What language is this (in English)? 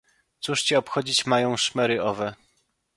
Polish